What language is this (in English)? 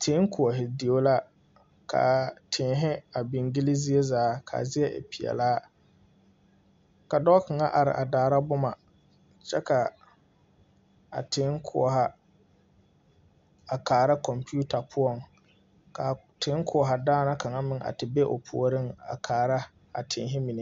Southern Dagaare